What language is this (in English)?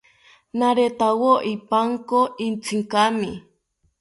South Ucayali Ashéninka